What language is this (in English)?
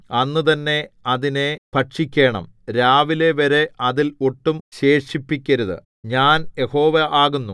Malayalam